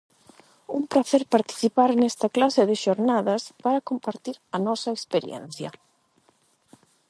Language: Galician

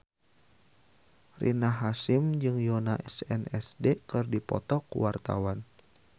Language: Sundanese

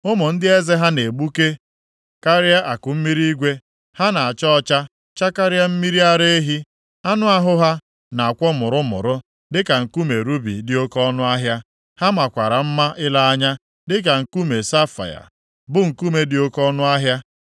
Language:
Igbo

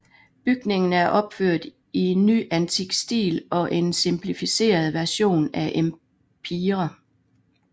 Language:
Danish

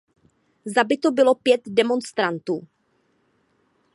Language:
Czech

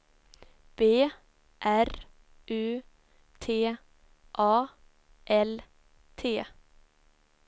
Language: Swedish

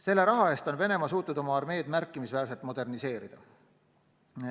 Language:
Estonian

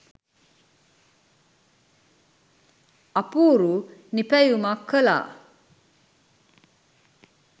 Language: Sinhala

